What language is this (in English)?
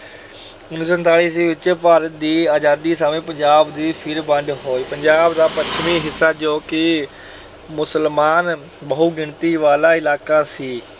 Punjabi